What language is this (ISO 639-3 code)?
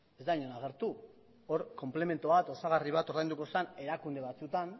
eus